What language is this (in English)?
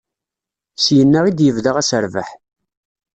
Kabyle